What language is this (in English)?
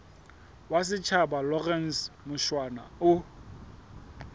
Southern Sotho